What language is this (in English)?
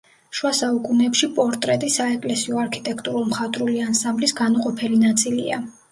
Georgian